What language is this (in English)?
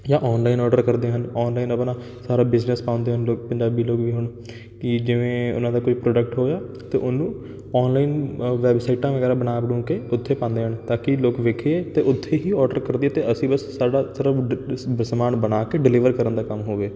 Punjabi